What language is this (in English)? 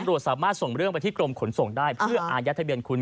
Thai